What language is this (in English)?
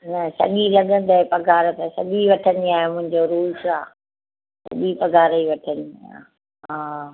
Sindhi